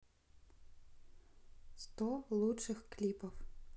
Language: Russian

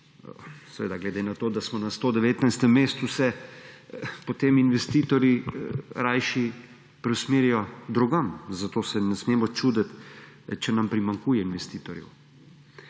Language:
Slovenian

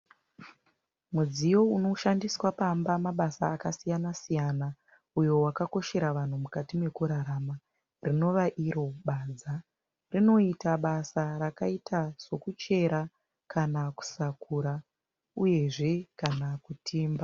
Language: Shona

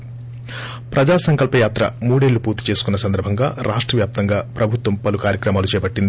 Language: Telugu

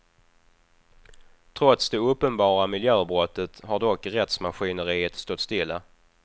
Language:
Swedish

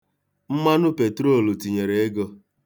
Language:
Igbo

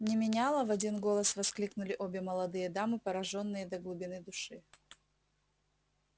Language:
Russian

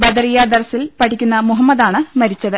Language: Malayalam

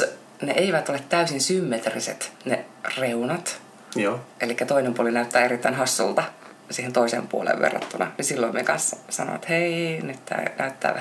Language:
Finnish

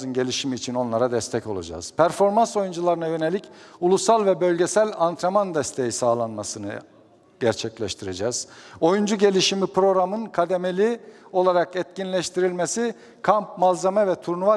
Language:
Turkish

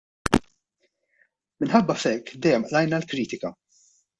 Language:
Maltese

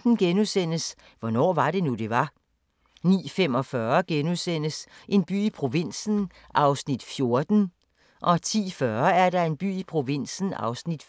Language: Danish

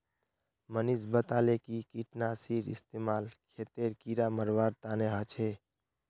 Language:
Magahi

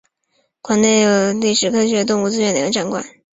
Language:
Chinese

